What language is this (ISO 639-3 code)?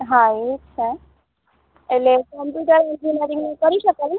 guj